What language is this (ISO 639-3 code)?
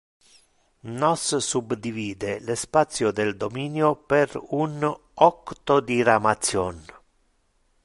ina